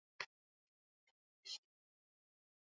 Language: Swahili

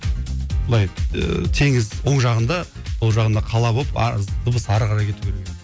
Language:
Kazakh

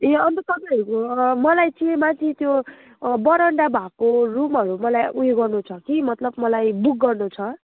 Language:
Nepali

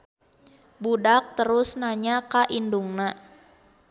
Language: Sundanese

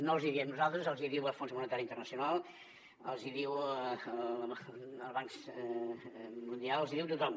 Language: Catalan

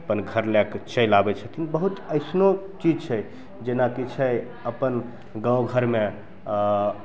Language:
Maithili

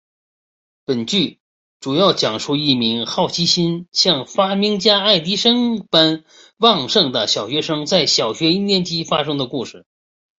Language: Chinese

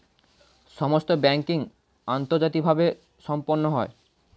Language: Bangla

